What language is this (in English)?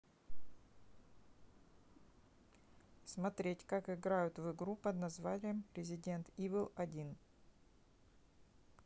Russian